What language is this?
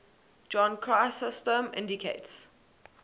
English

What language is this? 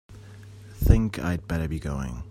English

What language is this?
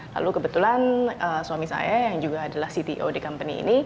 Indonesian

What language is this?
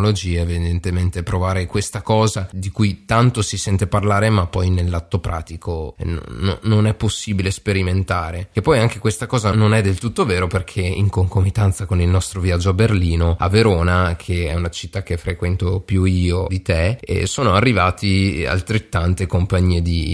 Italian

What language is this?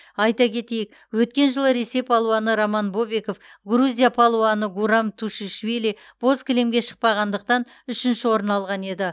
Kazakh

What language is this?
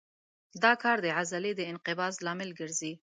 Pashto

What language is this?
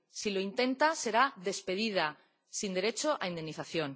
Spanish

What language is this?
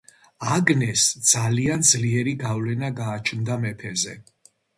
Georgian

